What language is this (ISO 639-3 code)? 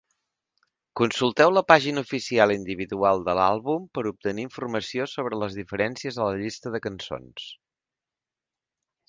cat